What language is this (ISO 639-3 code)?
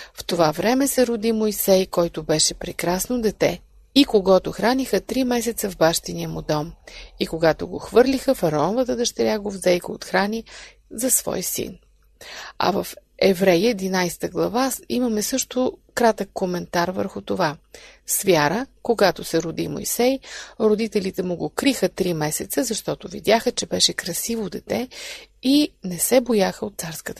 bul